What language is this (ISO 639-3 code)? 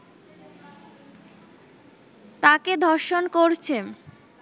ben